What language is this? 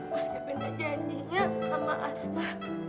Indonesian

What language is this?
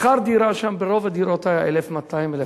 Hebrew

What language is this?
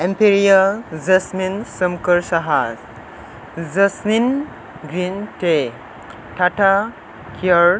Bodo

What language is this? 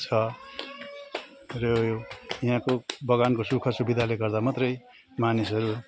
Nepali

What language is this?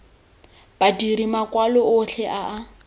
Tswana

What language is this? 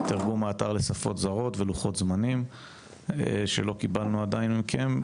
Hebrew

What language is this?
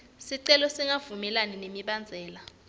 Swati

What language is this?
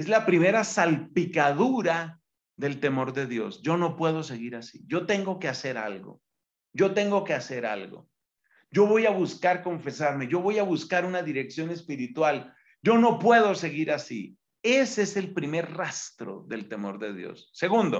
Spanish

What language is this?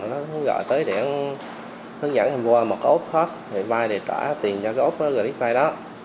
Vietnamese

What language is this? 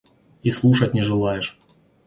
Russian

